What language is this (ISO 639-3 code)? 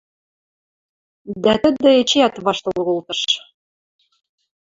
mrj